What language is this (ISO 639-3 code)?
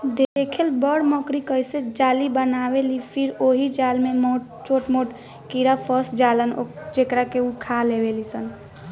bho